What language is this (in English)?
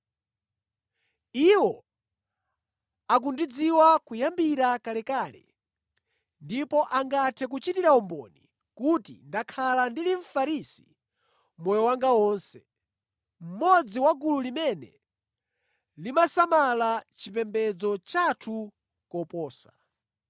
Nyanja